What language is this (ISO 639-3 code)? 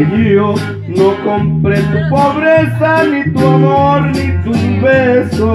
spa